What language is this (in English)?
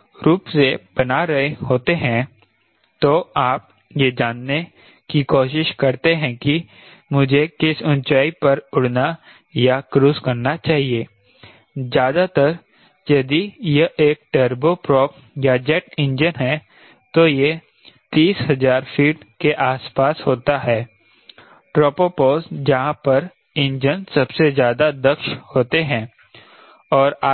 Hindi